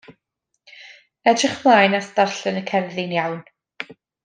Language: Welsh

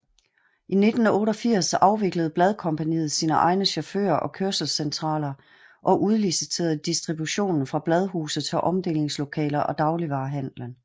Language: Danish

